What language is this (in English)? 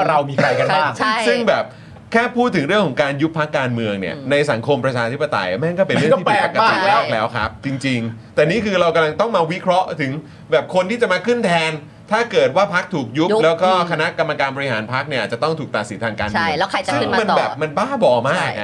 Thai